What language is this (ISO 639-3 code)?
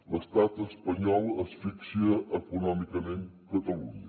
cat